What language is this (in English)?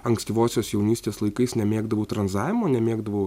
Lithuanian